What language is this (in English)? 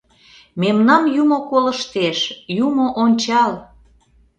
Mari